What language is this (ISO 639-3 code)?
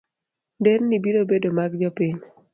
luo